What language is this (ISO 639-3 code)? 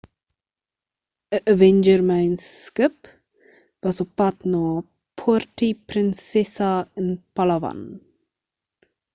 afr